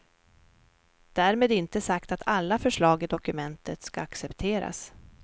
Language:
Swedish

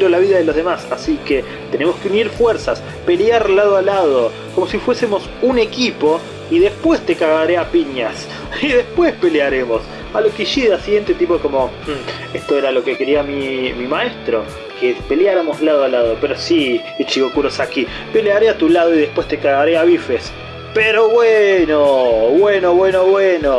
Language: Spanish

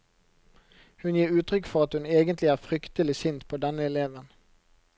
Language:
Norwegian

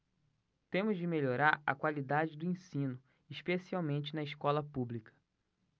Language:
Portuguese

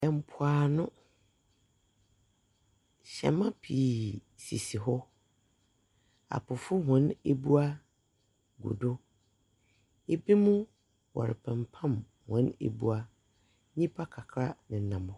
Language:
Akan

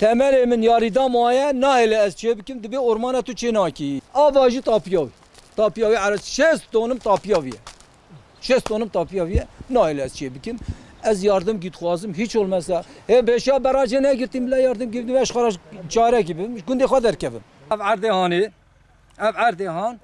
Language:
Turkish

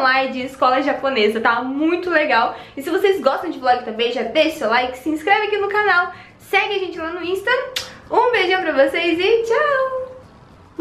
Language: Portuguese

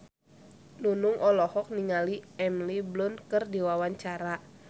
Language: Sundanese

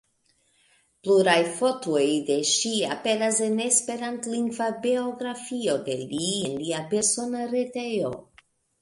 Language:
Esperanto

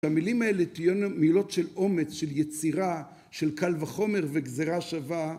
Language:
Hebrew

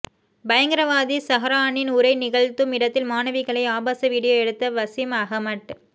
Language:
Tamil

